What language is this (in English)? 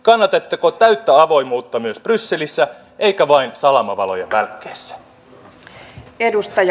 Finnish